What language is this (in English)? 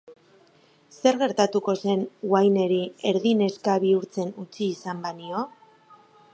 Basque